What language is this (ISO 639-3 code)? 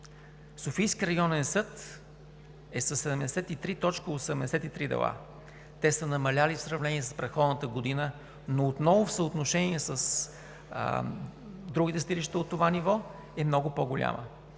bul